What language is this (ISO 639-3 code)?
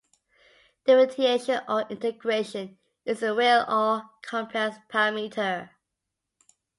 eng